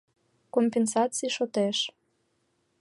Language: Mari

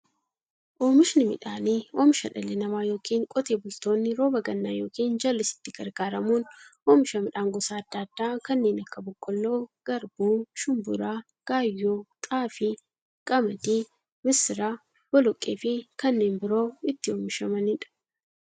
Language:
Oromo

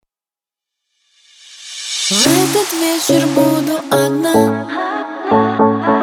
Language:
Russian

